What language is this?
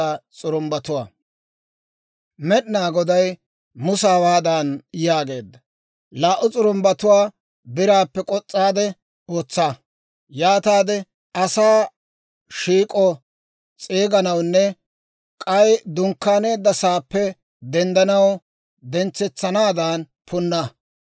Dawro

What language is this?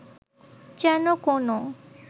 Bangla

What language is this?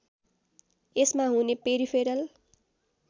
Nepali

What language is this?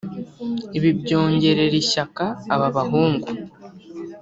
Kinyarwanda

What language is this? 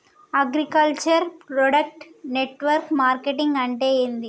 Telugu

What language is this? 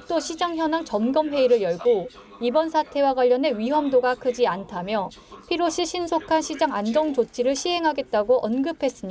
Korean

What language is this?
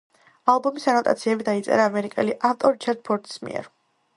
Georgian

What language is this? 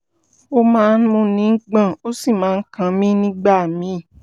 Yoruba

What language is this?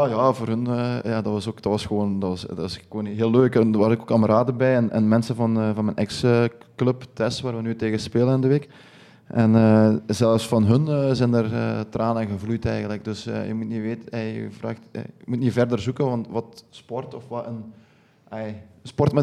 Dutch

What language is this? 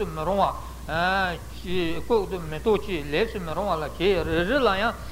Italian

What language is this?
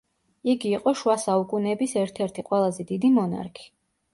Georgian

